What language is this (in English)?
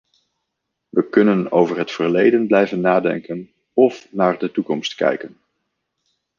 Dutch